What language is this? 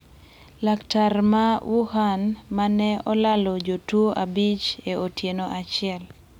Luo (Kenya and Tanzania)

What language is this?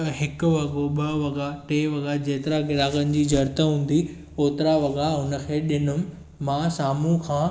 Sindhi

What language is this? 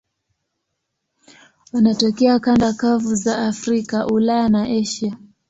Swahili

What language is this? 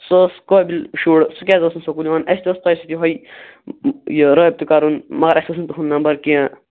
Kashmiri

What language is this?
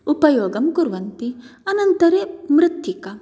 Sanskrit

